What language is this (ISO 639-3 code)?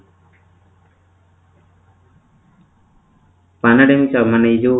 ori